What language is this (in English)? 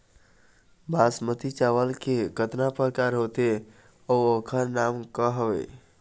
Chhattisgarhi